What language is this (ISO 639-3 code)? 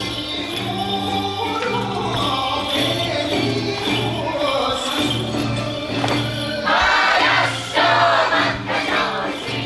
jpn